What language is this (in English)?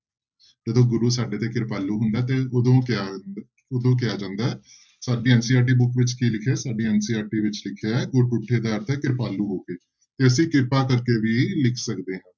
Punjabi